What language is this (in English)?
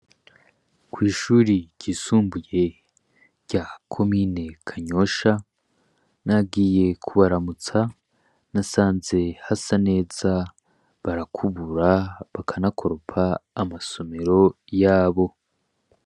Rundi